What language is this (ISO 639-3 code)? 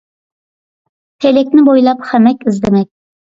uig